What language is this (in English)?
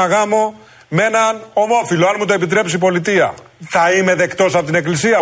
Greek